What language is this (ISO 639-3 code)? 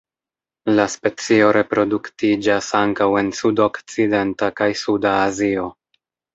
epo